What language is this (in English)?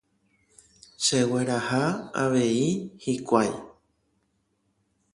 Guarani